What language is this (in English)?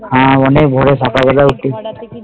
Bangla